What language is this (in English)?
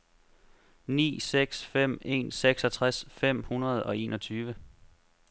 Danish